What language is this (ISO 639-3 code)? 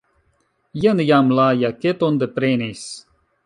epo